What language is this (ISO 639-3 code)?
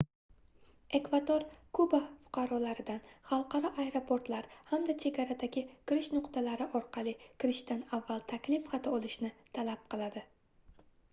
uzb